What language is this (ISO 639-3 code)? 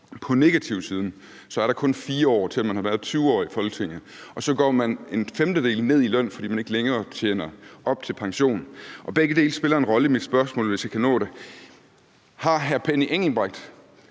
dan